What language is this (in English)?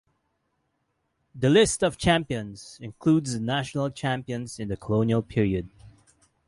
English